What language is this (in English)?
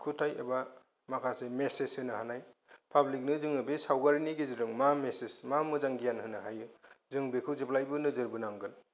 Bodo